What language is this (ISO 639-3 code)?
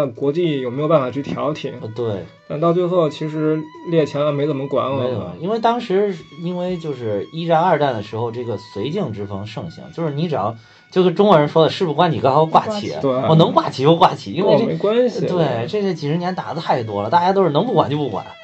zho